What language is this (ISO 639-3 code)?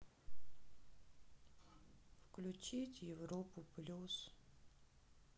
rus